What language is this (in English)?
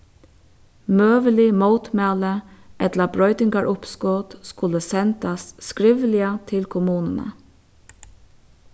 Faroese